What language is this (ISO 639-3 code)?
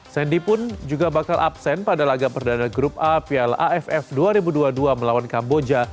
ind